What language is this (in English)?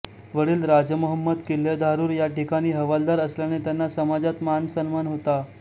Marathi